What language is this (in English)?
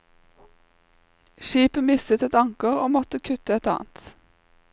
Norwegian